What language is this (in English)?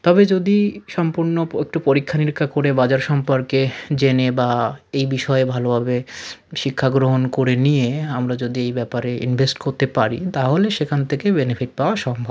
Bangla